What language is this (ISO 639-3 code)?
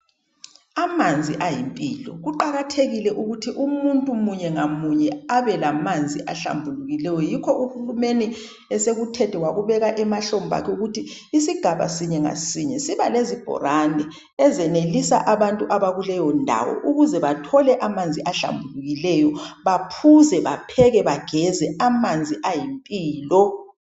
nde